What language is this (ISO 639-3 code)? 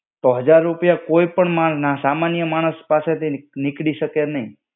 guj